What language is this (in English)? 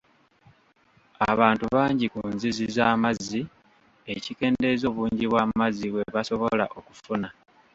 Ganda